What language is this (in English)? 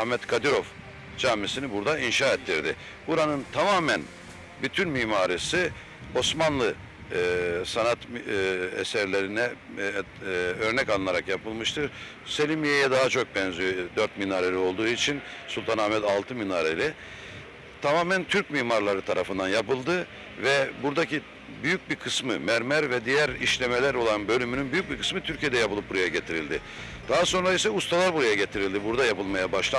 Turkish